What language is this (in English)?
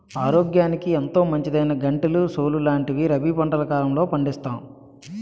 Telugu